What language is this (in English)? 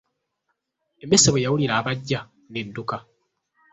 Ganda